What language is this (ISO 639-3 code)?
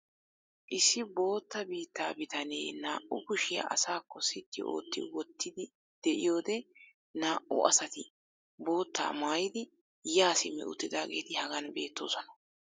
wal